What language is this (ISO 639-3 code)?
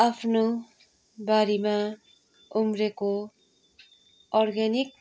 nep